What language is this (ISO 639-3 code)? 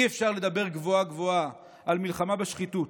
heb